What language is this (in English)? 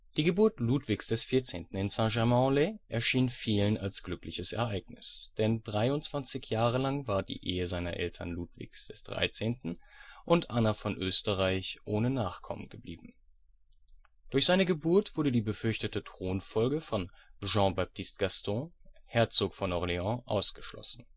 German